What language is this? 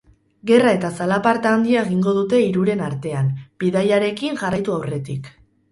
Basque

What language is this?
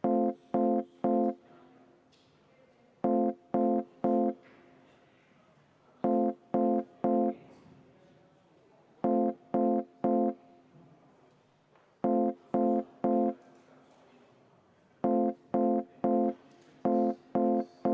Estonian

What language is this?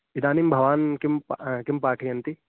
Sanskrit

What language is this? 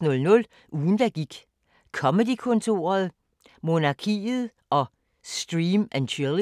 Danish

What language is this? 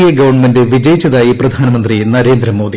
Malayalam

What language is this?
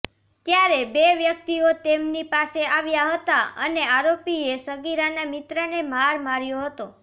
Gujarati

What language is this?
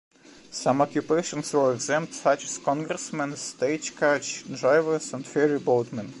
English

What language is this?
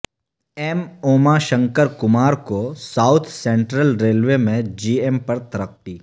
Urdu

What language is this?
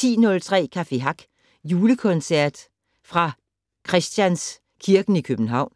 Danish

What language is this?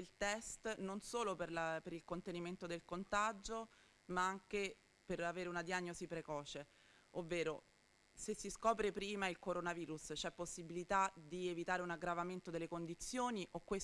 Italian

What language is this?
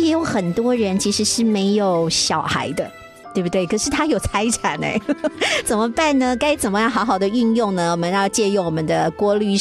Chinese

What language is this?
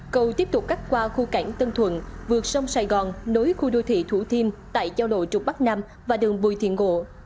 Vietnamese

